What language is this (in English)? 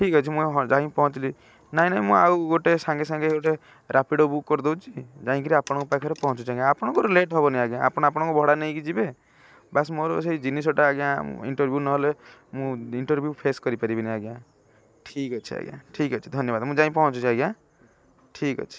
Odia